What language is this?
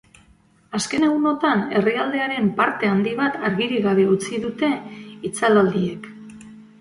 Basque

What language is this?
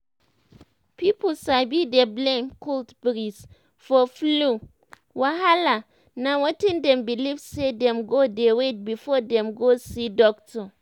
Nigerian Pidgin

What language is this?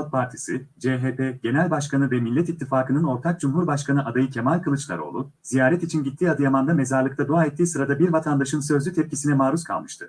Turkish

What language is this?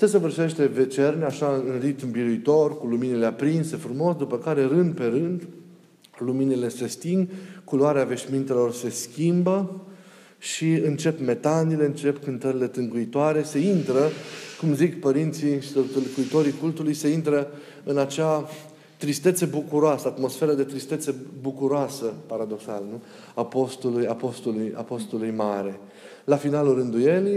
Romanian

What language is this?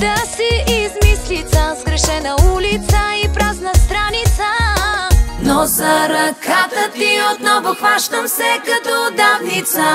Bulgarian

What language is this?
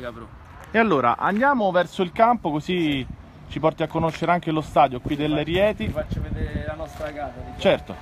Italian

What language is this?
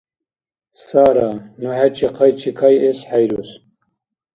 Dargwa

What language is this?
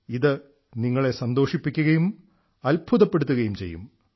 Malayalam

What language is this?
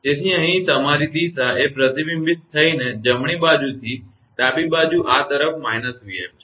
Gujarati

